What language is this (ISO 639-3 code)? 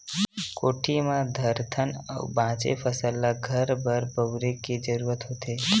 hne